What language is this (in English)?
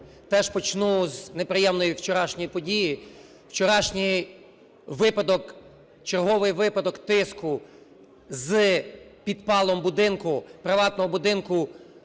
Ukrainian